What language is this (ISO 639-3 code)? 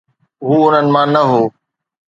snd